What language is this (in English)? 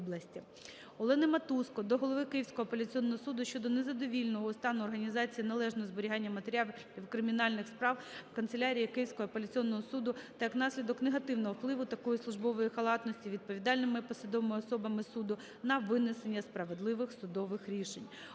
Ukrainian